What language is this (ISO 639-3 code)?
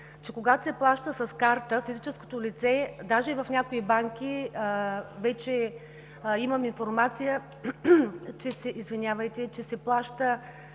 bul